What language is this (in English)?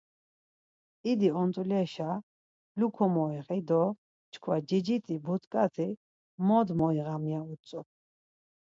Laz